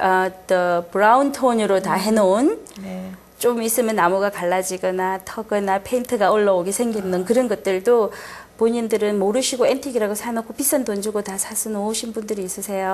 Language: Korean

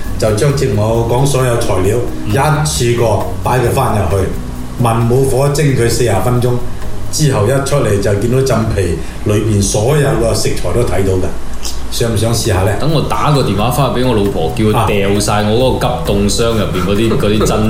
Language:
Chinese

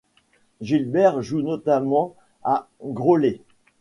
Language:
French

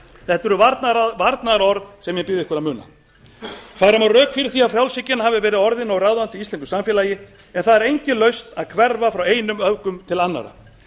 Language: Icelandic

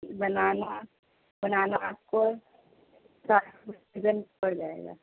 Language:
Urdu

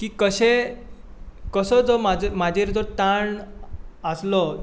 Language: Konkani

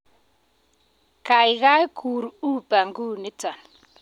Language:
Kalenjin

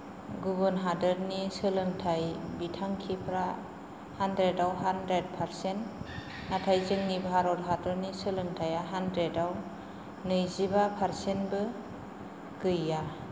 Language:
Bodo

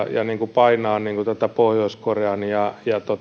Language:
Finnish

